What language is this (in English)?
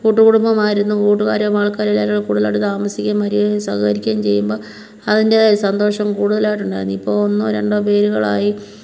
Malayalam